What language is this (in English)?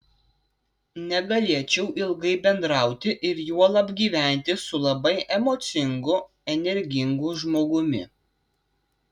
Lithuanian